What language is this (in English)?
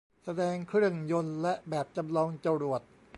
Thai